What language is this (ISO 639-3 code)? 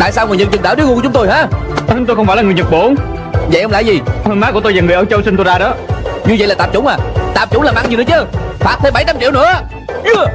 vie